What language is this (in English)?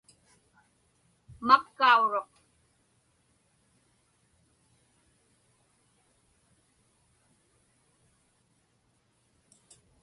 Inupiaq